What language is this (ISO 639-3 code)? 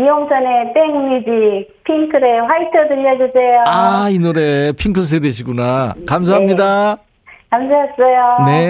kor